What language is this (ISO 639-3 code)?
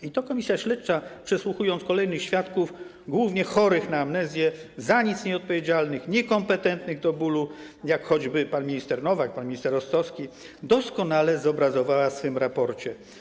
pol